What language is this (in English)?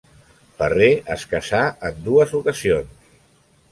Catalan